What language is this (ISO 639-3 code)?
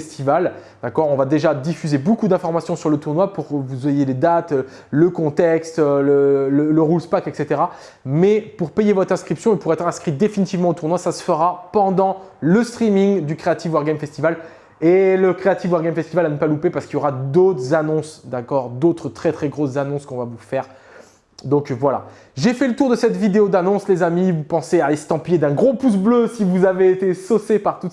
fra